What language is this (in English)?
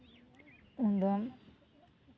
Santali